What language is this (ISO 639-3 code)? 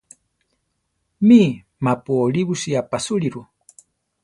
tar